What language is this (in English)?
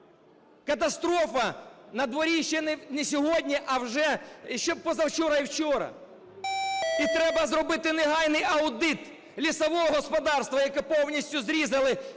Ukrainian